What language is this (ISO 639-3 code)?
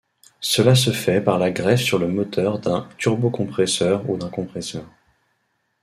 fra